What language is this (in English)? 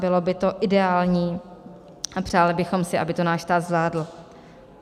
Czech